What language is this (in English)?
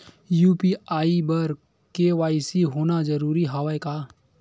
Chhattisgarhi